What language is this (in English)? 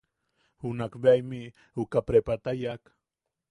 Yaqui